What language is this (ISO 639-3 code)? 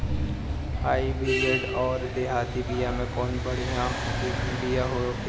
bho